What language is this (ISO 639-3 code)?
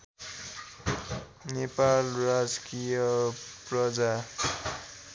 nep